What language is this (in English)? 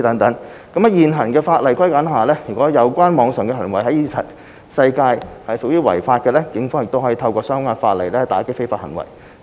Cantonese